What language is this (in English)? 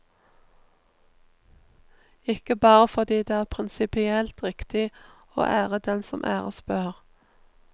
Norwegian